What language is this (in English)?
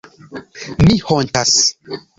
Esperanto